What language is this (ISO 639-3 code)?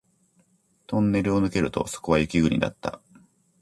jpn